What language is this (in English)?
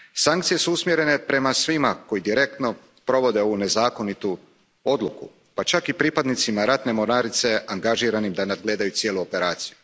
Croatian